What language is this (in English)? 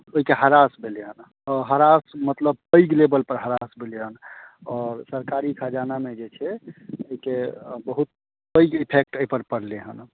Maithili